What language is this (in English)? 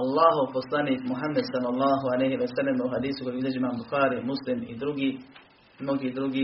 Croatian